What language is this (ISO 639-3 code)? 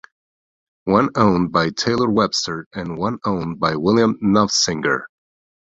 eng